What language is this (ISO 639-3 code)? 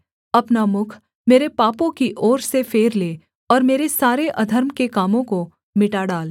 hin